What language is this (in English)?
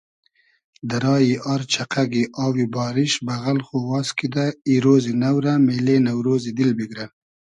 Hazaragi